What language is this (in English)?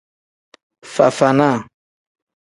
Tem